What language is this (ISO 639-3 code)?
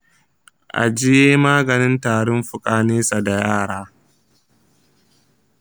hau